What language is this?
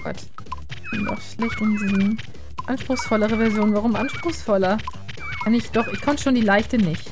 German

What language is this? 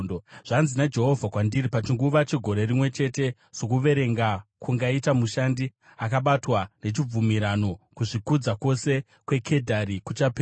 Shona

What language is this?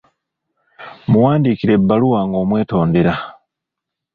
Ganda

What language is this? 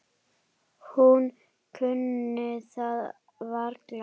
Icelandic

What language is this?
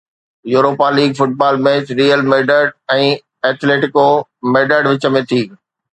Sindhi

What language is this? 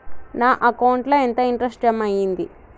Telugu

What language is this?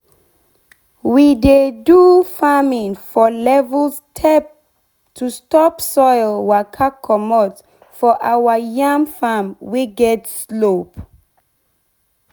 Nigerian Pidgin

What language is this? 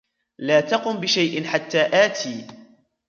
Arabic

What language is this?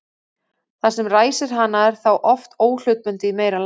Icelandic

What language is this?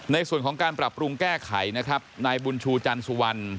Thai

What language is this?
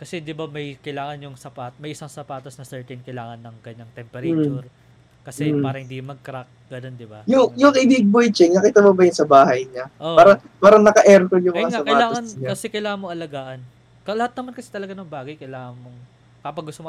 Filipino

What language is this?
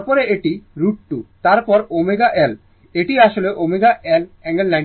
Bangla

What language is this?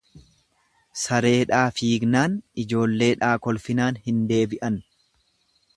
Oromo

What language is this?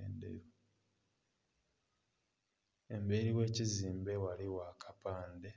Soga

